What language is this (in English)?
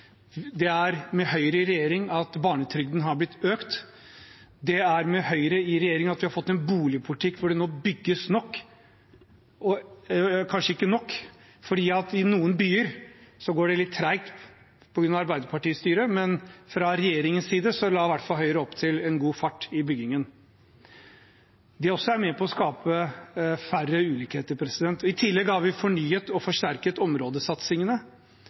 Norwegian Bokmål